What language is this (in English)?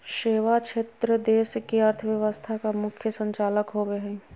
Magahi